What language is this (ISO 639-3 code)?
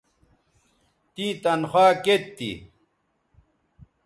btv